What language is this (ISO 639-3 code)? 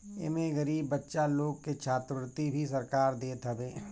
bho